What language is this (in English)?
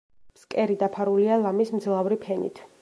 Georgian